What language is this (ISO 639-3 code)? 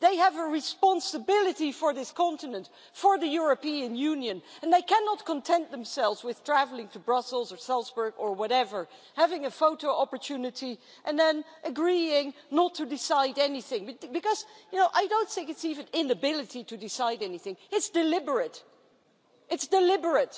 eng